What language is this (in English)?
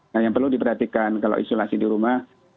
Indonesian